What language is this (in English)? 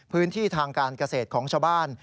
Thai